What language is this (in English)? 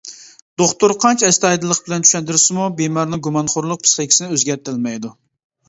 Uyghur